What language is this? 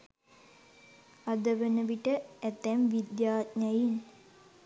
Sinhala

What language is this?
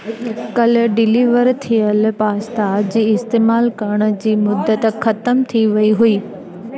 Sindhi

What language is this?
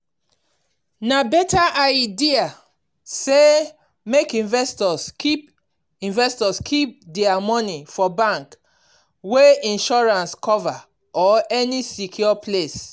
Nigerian Pidgin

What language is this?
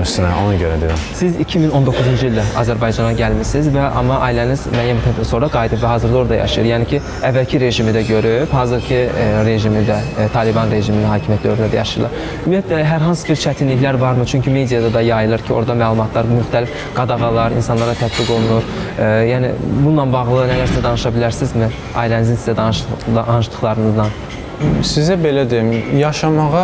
Turkish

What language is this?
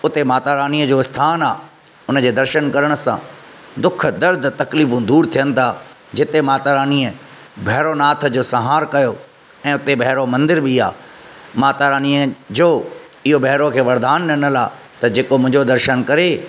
Sindhi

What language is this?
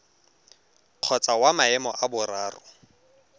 Tswana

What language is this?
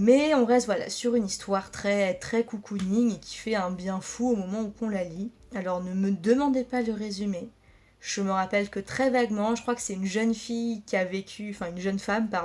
French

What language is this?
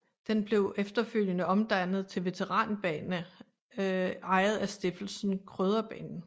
Danish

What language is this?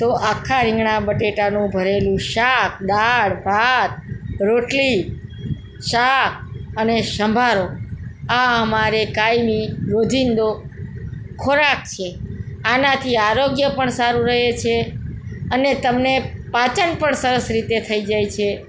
Gujarati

